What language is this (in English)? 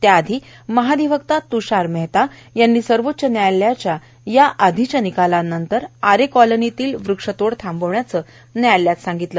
Marathi